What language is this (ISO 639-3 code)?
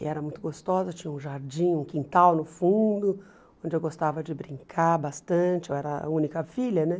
por